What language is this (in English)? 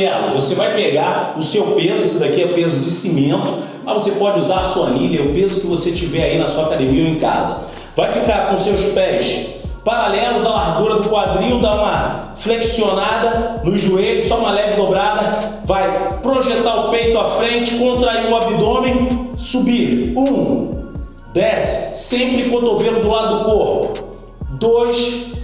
Portuguese